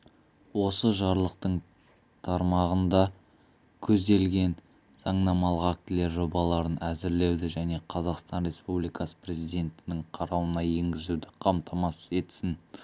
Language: Kazakh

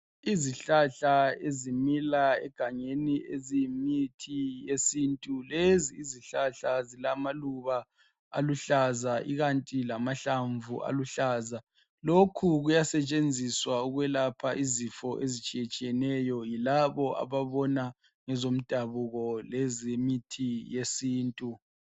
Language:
North Ndebele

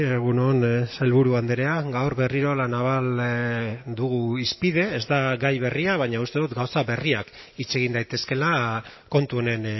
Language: Basque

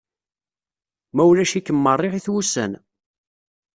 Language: Kabyle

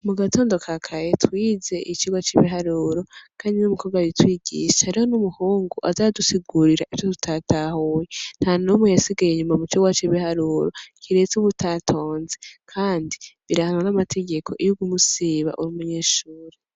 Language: Rundi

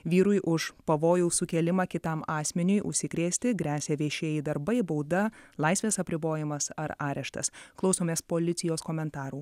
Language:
Lithuanian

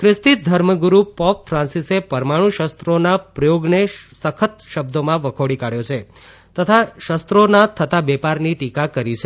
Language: Gujarati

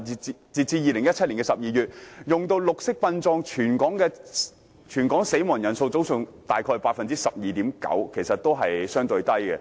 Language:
Cantonese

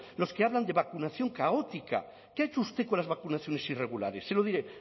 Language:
Spanish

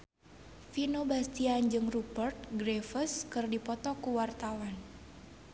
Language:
Sundanese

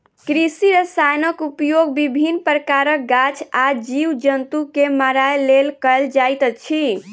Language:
Maithili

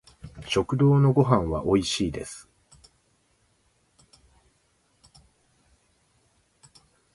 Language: Japanese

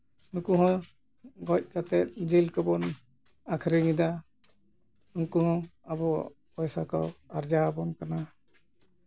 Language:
Santali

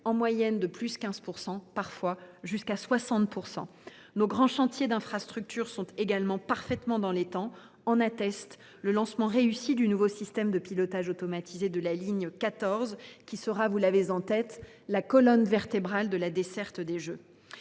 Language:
French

